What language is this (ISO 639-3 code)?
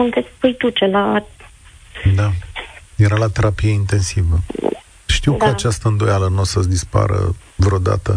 ron